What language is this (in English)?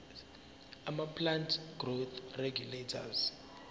Zulu